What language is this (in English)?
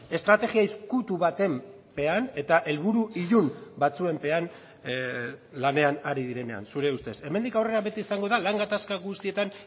Basque